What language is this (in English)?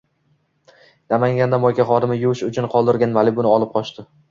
Uzbek